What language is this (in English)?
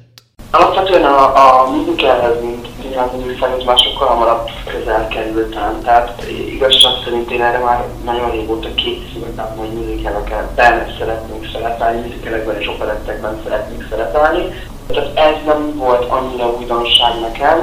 Hungarian